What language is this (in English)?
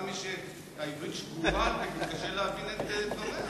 Hebrew